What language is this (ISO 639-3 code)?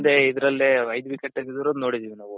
kan